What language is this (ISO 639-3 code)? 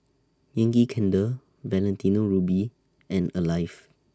eng